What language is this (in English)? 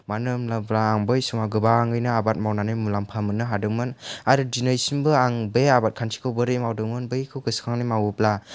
Bodo